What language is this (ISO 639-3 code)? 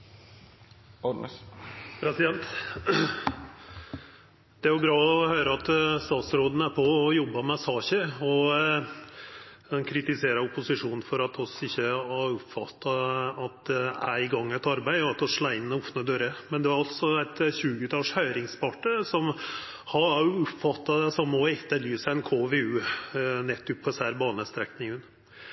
nor